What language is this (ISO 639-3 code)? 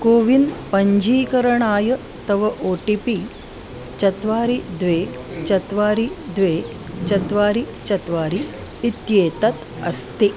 san